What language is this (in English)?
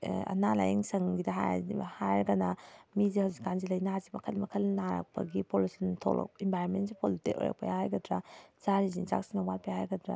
Manipuri